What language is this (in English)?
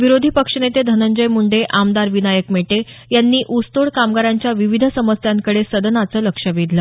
Marathi